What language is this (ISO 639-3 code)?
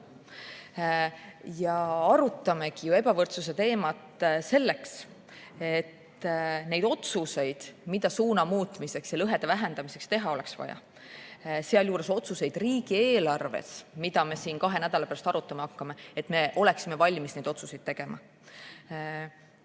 est